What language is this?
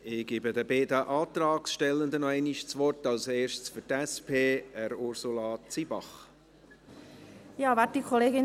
Swiss German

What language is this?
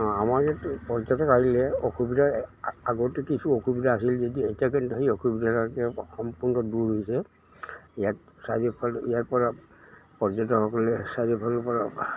Assamese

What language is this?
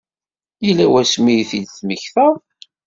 Kabyle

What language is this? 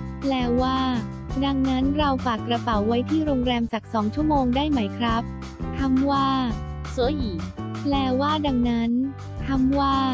Thai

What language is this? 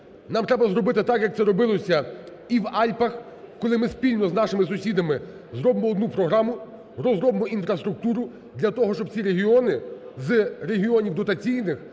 Ukrainian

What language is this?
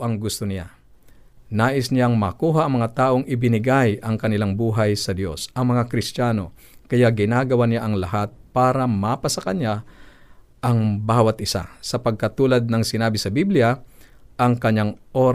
Filipino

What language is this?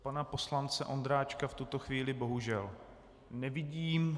Czech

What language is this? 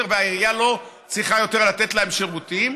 Hebrew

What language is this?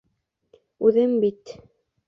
Bashkir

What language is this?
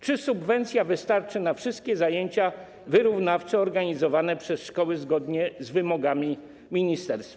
Polish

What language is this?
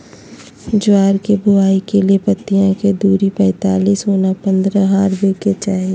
Magahi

